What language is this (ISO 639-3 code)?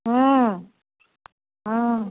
mai